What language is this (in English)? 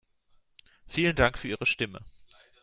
German